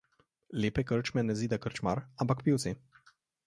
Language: Slovenian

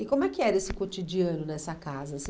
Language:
Portuguese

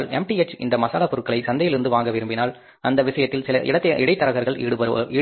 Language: Tamil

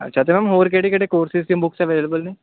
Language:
Punjabi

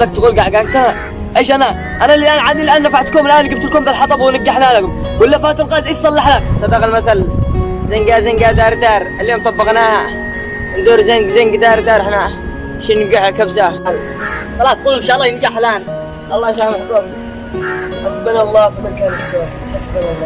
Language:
Arabic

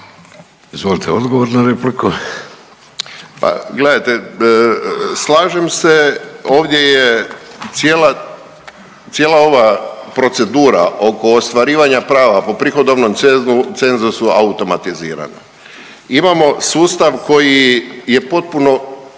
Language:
Croatian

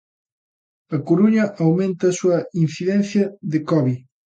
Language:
Galician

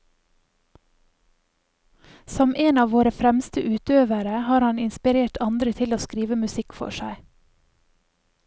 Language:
Norwegian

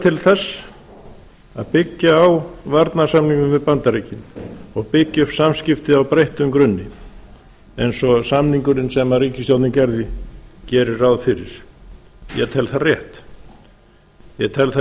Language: Icelandic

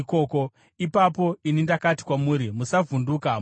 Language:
Shona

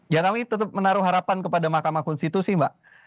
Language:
Indonesian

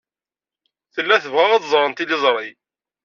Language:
Kabyle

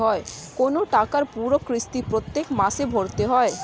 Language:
Bangla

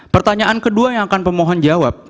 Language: Indonesian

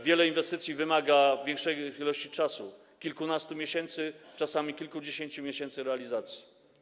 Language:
Polish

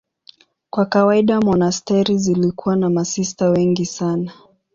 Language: Swahili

